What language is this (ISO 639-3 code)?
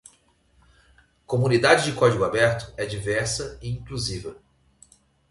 por